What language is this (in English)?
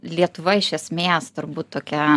Lithuanian